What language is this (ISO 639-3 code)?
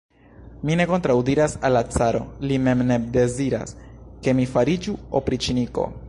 epo